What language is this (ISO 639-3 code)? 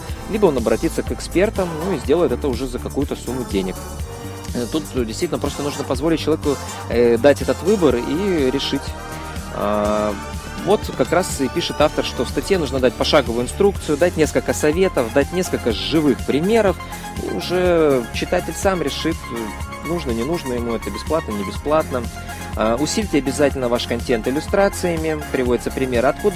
rus